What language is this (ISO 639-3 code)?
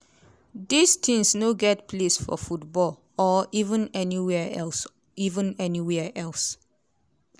pcm